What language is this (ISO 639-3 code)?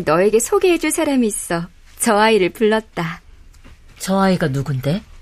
kor